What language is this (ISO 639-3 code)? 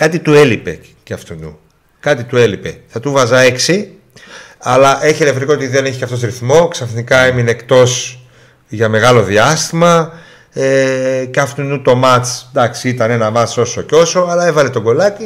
ell